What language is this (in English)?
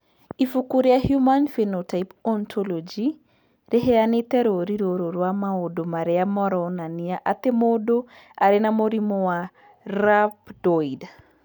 Kikuyu